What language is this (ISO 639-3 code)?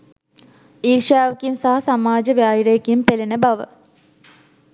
sin